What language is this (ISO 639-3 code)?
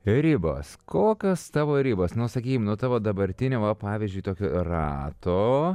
lit